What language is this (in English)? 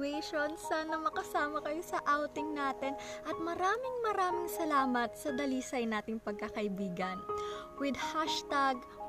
Filipino